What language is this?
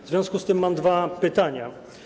Polish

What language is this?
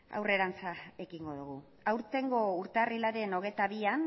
Basque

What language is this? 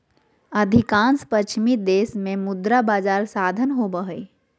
Magahi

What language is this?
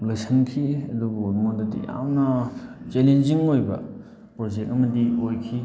Manipuri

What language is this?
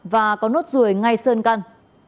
Vietnamese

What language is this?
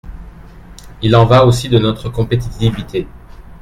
French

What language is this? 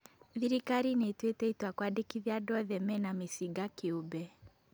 Kikuyu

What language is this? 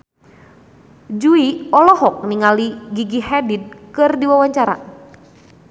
Sundanese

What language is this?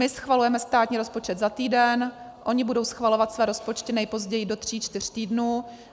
Czech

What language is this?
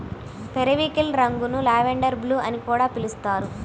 Telugu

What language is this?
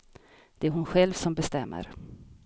Swedish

